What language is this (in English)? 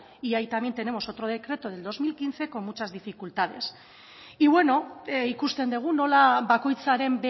Spanish